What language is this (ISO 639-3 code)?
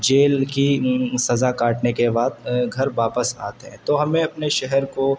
urd